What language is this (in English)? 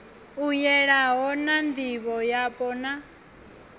Venda